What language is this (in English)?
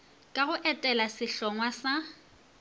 Northern Sotho